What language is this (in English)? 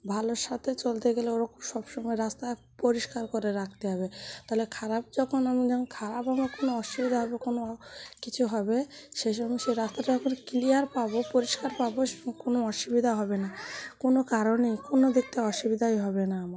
Bangla